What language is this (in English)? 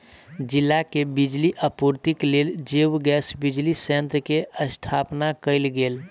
Maithili